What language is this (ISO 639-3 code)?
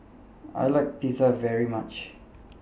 eng